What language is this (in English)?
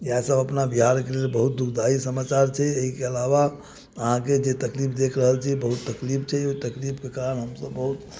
Maithili